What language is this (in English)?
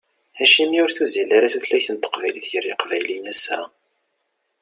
Kabyle